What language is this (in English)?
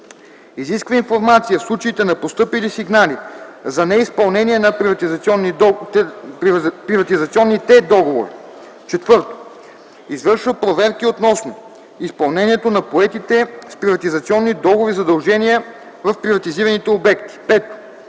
Bulgarian